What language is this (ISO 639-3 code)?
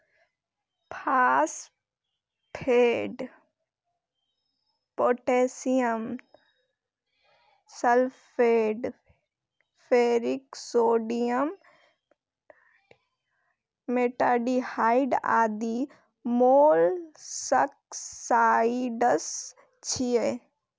mai